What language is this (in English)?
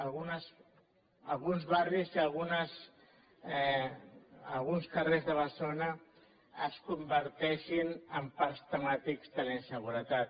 Catalan